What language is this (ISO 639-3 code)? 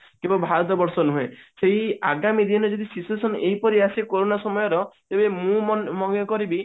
ori